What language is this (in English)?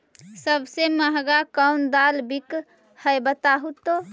Magahi